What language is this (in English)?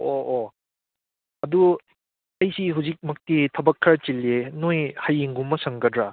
Manipuri